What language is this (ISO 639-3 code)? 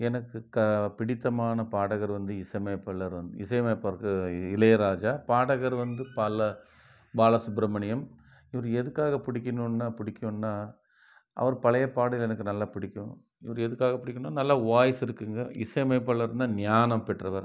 tam